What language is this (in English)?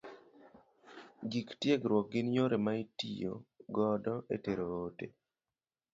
Luo (Kenya and Tanzania)